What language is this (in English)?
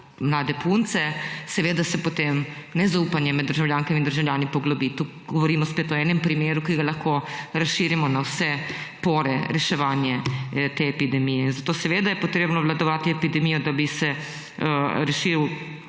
Slovenian